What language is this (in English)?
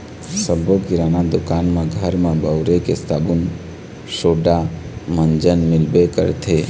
Chhattisgarhi